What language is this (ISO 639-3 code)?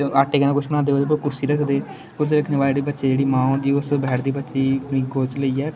doi